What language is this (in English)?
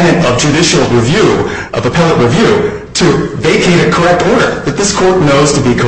English